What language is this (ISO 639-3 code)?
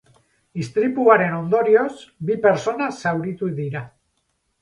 eus